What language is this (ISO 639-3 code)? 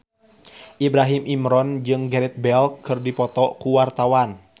sun